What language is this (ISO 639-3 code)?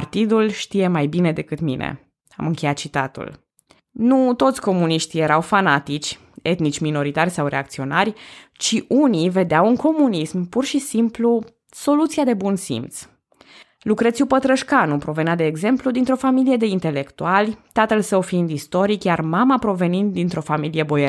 ron